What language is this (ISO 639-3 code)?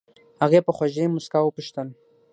pus